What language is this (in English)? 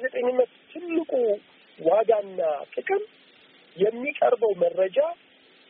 Amharic